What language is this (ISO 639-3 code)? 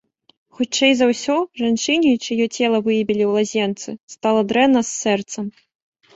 bel